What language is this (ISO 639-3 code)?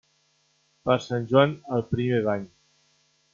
cat